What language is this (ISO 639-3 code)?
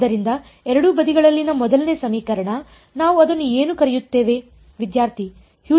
kan